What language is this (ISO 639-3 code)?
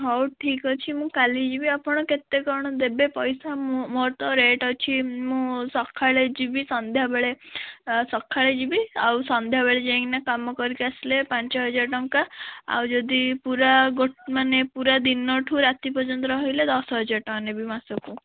ori